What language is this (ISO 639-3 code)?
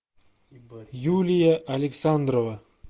rus